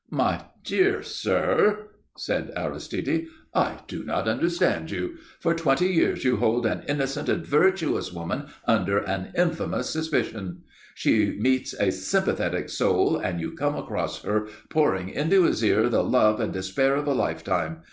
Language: English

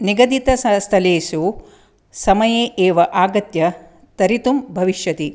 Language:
Sanskrit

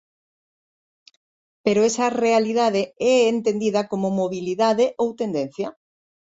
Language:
Galician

